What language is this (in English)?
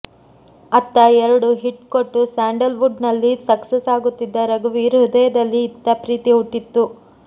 Kannada